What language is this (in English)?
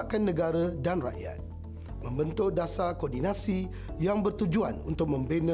Malay